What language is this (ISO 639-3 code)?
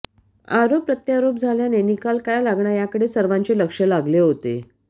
mar